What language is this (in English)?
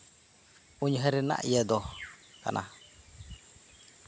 Santali